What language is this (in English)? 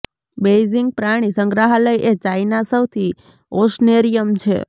Gujarati